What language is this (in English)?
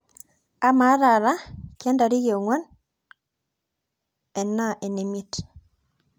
Masai